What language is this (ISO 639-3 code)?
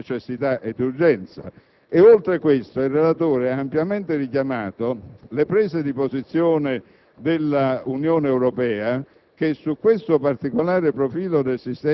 ita